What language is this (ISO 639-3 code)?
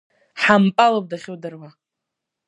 abk